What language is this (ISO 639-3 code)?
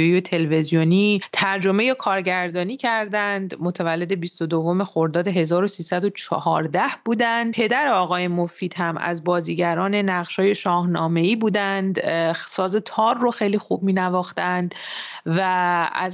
fas